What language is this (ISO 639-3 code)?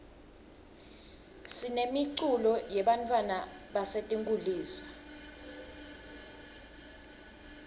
ssw